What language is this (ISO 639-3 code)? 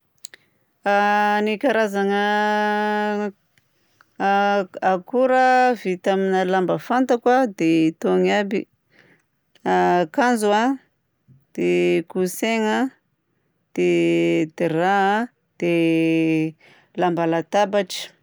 bzc